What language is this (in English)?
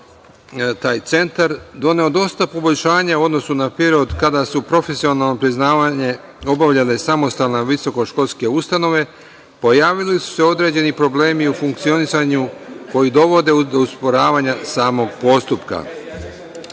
Serbian